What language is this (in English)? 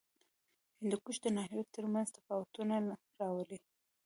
Pashto